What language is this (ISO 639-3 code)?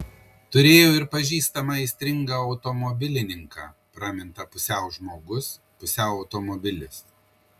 lit